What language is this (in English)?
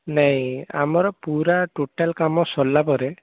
Odia